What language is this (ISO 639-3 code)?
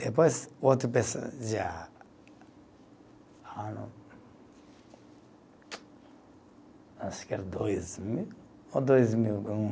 por